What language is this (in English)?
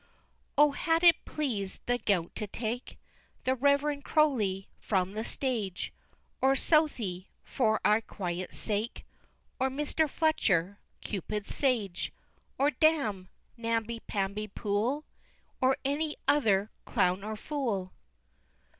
English